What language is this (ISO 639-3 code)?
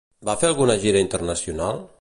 cat